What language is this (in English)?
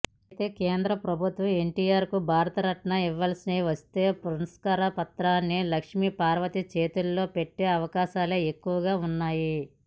Telugu